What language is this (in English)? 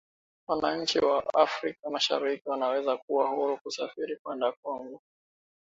Swahili